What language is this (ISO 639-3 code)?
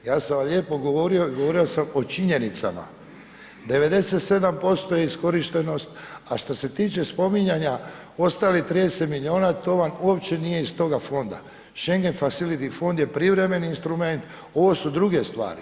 hrv